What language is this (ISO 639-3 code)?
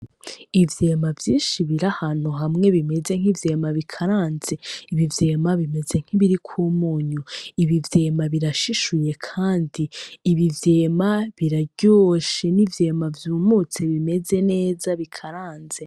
run